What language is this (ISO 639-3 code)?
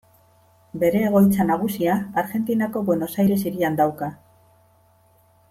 eus